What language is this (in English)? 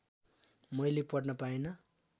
Nepali